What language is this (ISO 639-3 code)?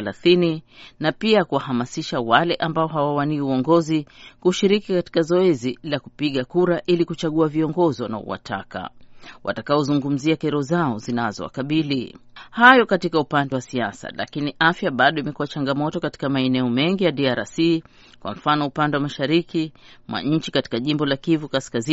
swa